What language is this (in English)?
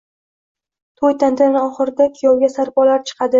Uzbek